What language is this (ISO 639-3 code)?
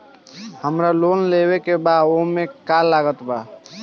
bho